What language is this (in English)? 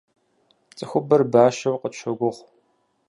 Kabardian